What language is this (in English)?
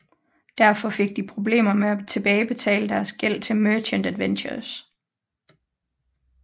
Danish